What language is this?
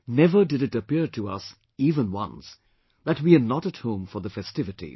English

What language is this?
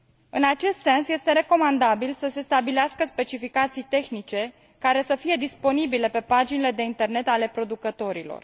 Romanian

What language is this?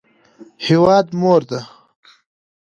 Pashto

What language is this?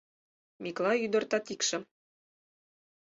Mari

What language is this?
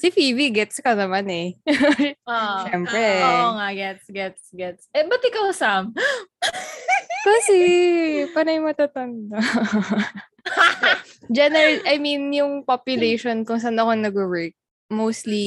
Filipino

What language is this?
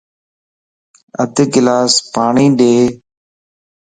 Lasi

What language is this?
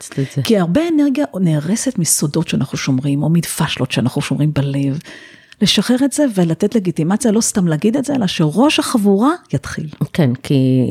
Hebrew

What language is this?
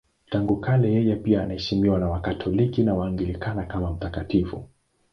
Swahili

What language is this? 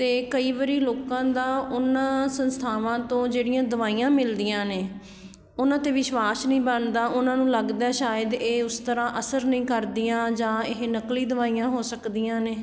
Punjabi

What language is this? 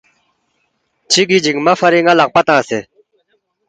Balti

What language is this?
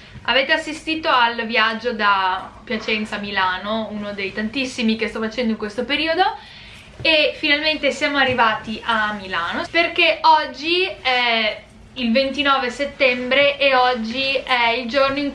Italian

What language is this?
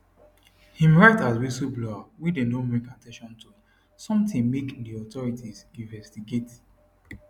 Nigerian Pidgin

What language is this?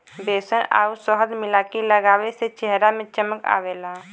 Bhojpuri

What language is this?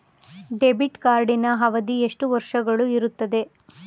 Kannada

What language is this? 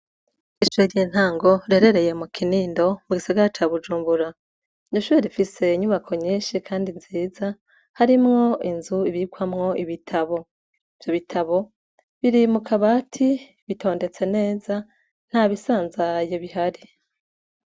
Rundi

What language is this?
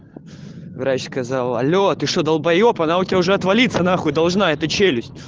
Russian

